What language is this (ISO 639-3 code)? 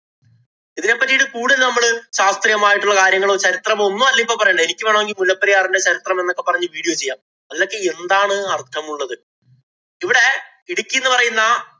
mal